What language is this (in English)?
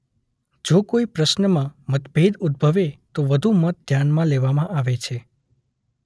Gujarati